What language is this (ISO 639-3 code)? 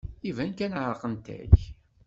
kab